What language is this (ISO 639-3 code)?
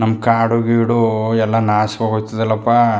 kan